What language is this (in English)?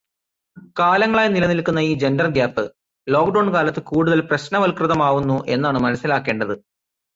Malayalam